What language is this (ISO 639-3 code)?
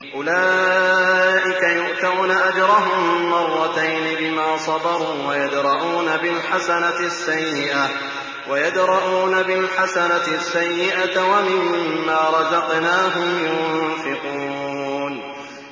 ara